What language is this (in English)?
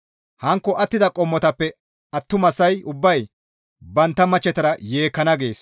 Gamo